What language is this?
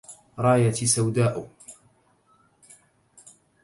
Arabic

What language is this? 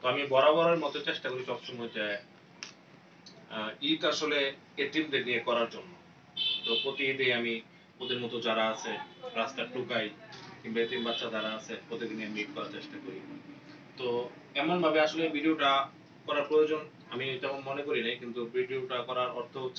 Arabic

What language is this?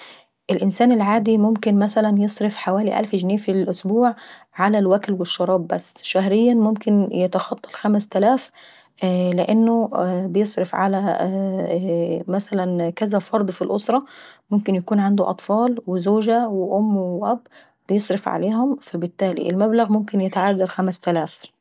Saidi Arabic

